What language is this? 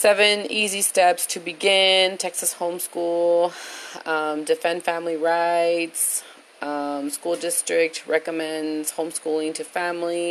English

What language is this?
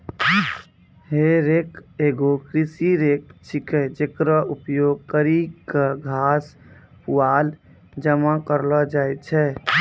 Maithili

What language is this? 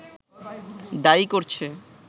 Bangla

